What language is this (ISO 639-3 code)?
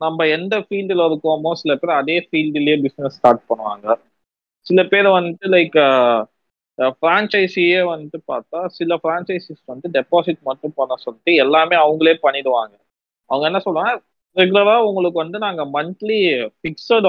tam